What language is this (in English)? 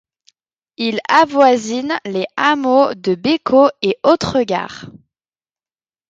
French